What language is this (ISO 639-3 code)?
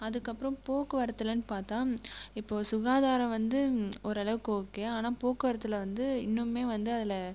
tam